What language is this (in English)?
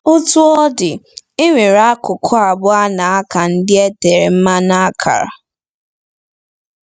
Igbo